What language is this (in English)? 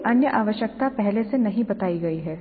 Hindi